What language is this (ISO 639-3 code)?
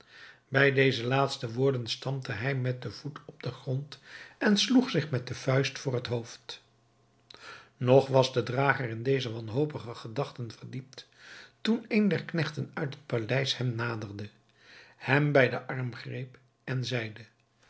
nld